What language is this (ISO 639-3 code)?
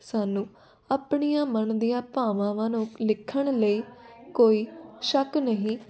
pan